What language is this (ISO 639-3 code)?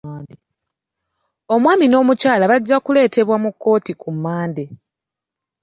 lug